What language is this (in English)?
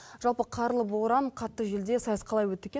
Kazakh